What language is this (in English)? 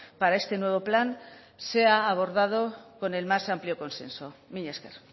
Spanish